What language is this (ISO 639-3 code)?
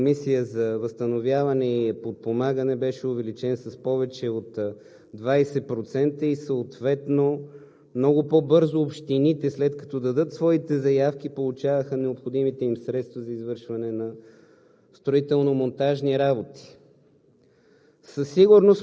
bul